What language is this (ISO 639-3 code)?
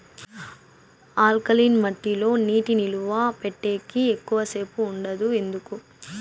tel